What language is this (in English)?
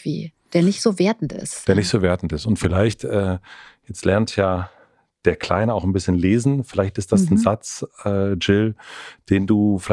German